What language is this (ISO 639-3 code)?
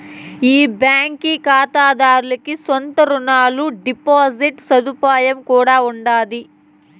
tel